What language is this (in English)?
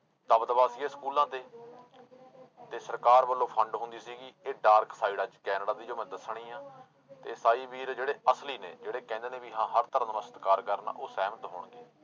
Punjabi